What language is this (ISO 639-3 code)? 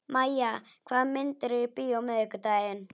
isl